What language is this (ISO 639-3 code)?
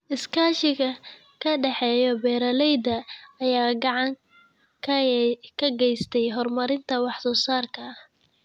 som